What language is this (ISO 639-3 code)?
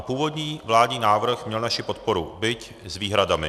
ces